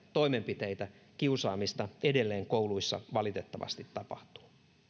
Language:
Finnish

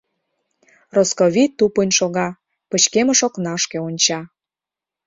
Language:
Mari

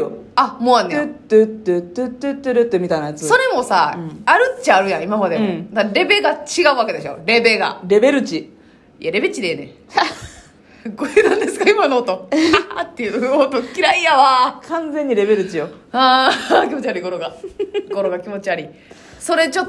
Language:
Japanese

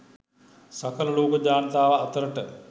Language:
Sinhala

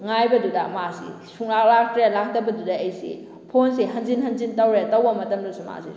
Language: Manipuri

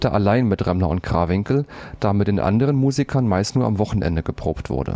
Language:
German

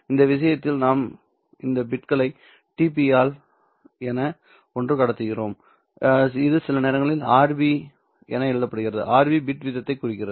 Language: Tamil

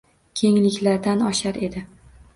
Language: Uzbek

